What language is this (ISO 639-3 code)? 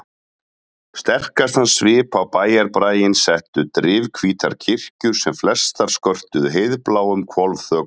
isl